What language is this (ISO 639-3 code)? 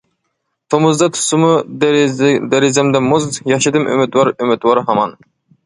uig